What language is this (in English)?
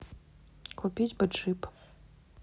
Russian